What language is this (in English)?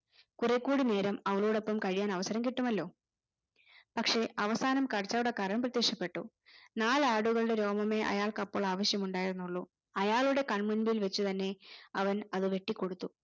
Malayalam